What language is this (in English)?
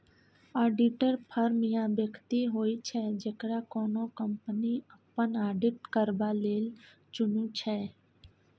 Maithili